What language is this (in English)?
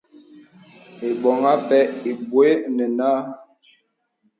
Bebele